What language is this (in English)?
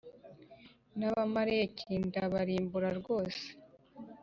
Kinyarwanda